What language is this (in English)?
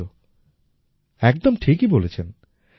Bangla